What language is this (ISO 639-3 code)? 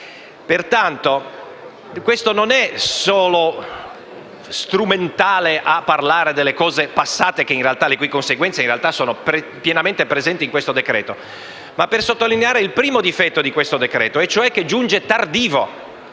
ita